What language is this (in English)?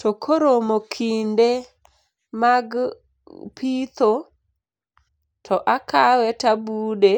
Luo (Kenya and Tanzania)